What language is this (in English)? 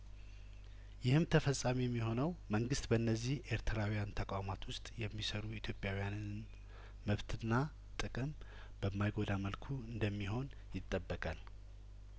Amharic